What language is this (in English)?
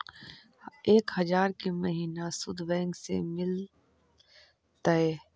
Magahi